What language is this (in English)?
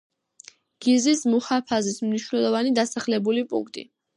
Georgian